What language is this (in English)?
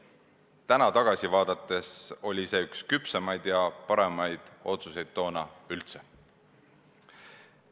Estonian